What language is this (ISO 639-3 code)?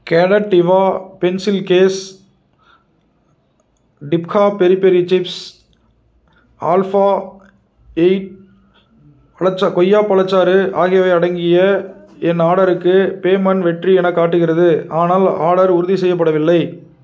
tam